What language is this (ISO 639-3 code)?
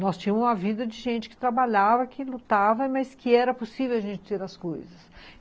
por